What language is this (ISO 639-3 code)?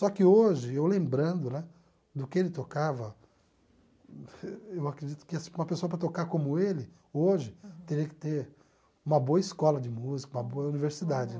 por